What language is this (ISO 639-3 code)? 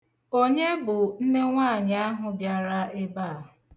ibo